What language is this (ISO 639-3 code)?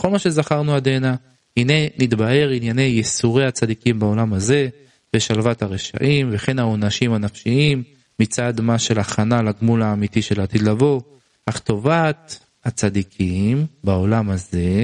heb